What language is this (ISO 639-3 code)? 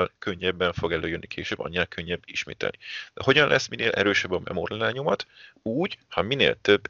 hun